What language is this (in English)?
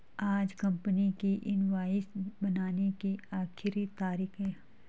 Hindi